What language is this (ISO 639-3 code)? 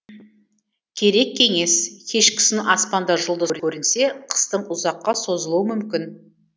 kaz